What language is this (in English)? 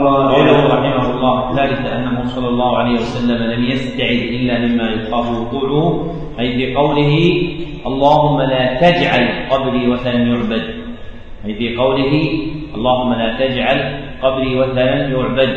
Arabic